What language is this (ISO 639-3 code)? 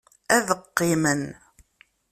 kab